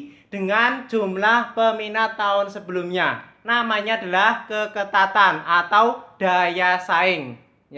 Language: Indonesian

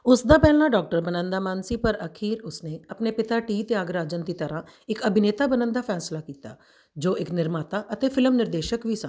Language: Punjabi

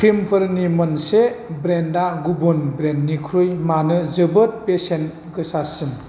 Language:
Bodo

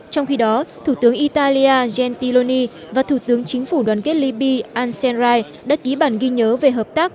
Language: Vietnamese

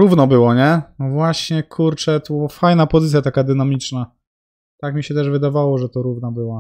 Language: Polish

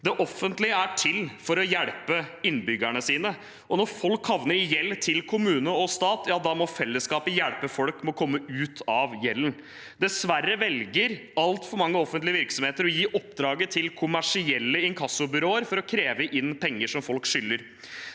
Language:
Norwegian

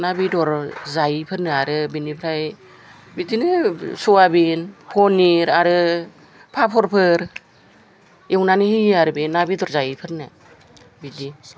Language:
Bodo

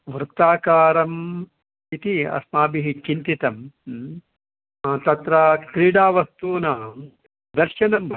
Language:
Sanskrit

